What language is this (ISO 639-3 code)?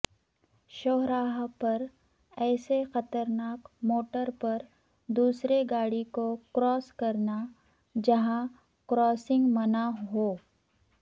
urd